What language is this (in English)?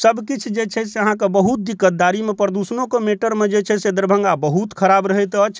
Maithili